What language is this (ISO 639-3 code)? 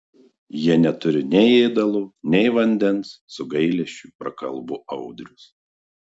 lit